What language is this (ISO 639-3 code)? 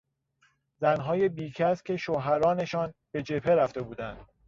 fas